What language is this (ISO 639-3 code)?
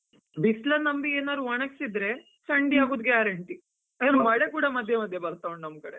kan